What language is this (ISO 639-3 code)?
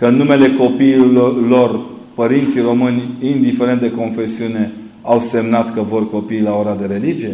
ron